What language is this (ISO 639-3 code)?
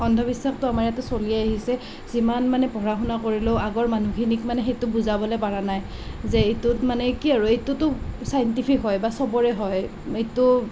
asm